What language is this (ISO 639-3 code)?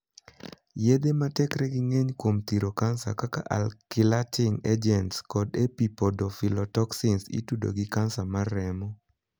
luo